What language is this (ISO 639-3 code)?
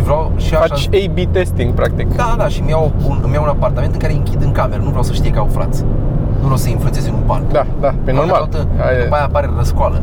ron